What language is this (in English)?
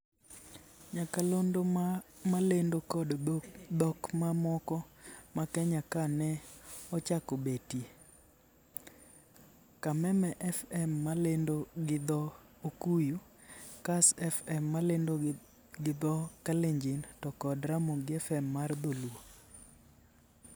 Luo (Kenya and Tanzania)